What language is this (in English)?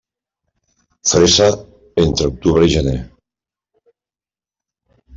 Catalan